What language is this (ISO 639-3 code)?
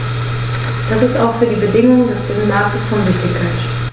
deu